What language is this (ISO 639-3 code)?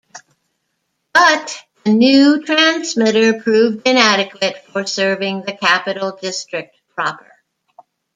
eng